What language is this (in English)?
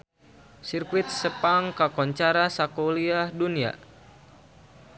Sundanese